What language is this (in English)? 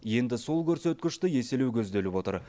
Kazakh